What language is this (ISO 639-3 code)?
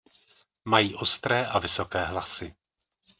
ces